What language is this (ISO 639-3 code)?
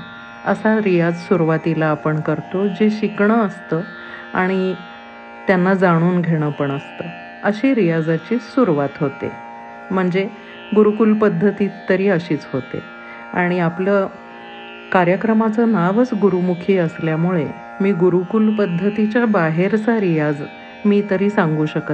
mar